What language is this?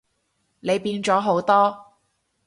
Cantonese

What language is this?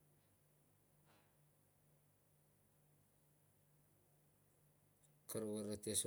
Kuot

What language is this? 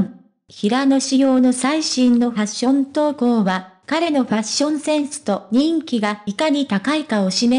Japanese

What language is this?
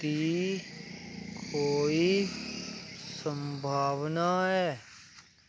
Dogri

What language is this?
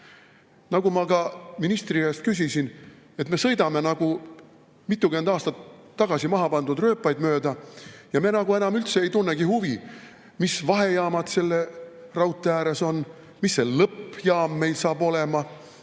Estonian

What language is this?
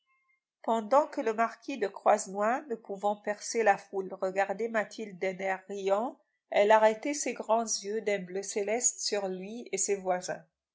French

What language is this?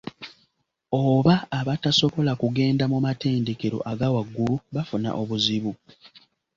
Ganda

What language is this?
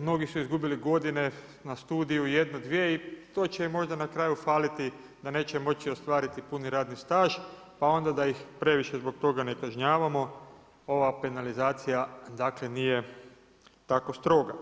Croatian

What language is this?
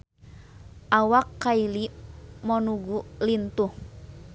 Sundanese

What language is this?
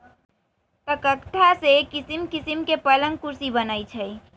Magahi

